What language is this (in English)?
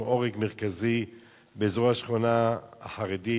Hebrew